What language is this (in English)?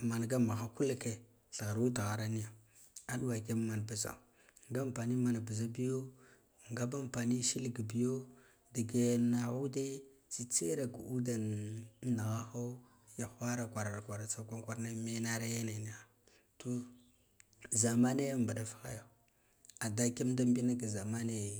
Guduf-Gava